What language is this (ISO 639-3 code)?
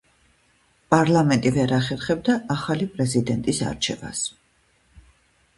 kat